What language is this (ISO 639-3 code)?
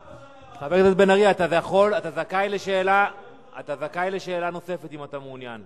heb